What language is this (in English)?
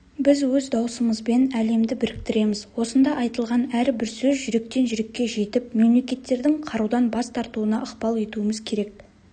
Kazakh